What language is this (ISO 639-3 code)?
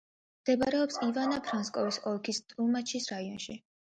kat